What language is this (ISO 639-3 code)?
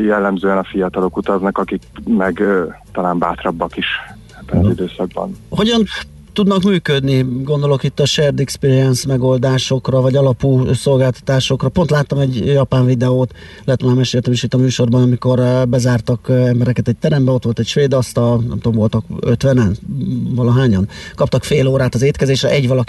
hun